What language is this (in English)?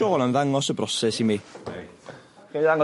Welsh